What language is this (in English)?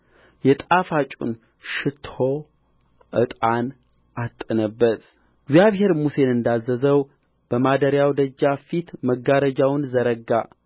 Amharic